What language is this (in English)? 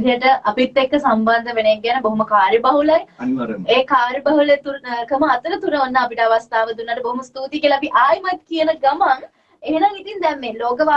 Indonesian